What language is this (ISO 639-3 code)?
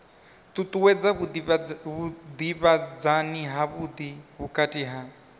ven